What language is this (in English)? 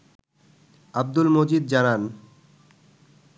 Bangla